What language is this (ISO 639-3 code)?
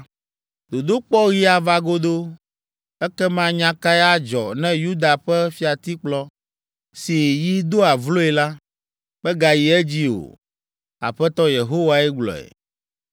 ewe